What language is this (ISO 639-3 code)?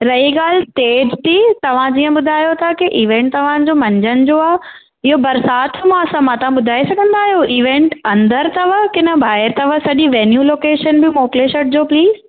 snd